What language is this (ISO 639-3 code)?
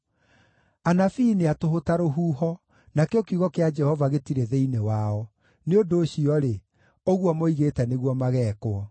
kik